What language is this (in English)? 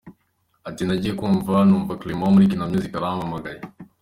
Kinyarwanda